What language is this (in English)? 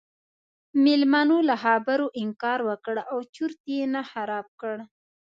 Pashto